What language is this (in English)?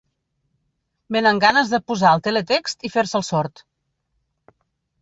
Catalan